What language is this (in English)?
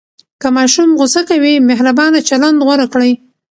Pashto